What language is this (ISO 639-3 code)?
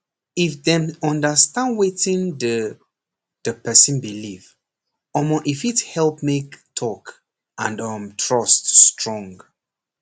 pcm